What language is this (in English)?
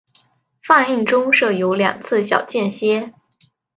Chinese